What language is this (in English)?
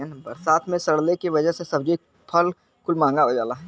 Bhojpuri